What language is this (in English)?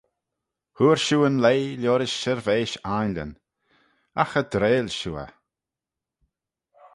Manx